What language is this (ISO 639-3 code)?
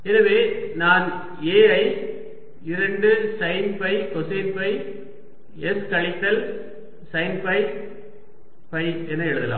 tam